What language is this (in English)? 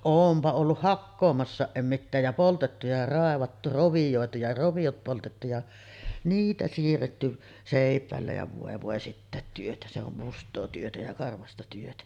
Finnish